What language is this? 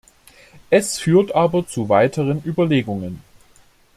German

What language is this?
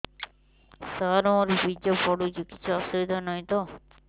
Odia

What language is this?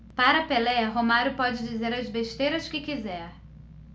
Portuguese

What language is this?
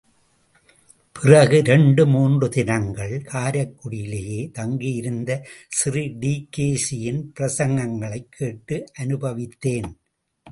Tamil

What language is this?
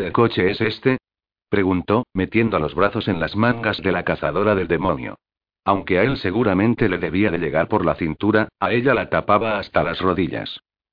Spanish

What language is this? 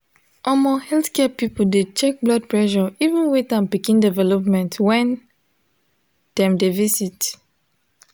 Nigerian Pidgin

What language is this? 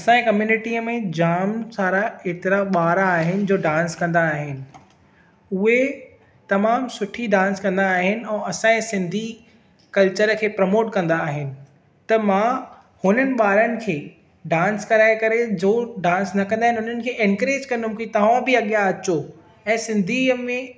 Sindhi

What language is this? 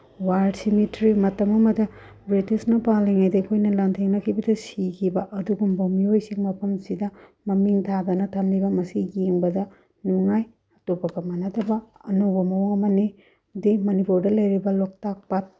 Manipuri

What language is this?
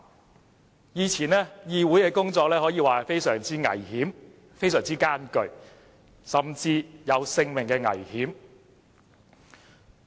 Cantonese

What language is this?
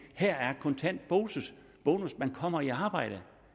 Danish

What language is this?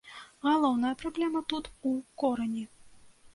Belarusian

